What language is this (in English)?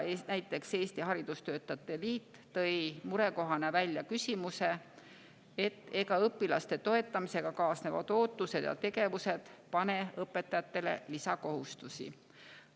Estonian